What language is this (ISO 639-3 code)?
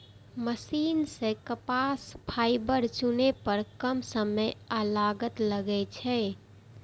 mai